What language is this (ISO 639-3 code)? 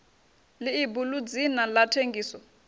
ven